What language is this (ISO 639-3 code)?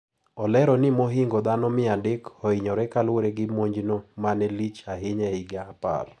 luo